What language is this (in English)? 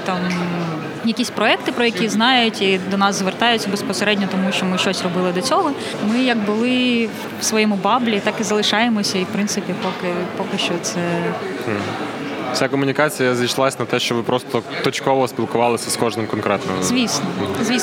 Ukrainian